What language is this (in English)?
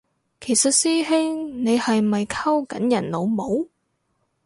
Cantonese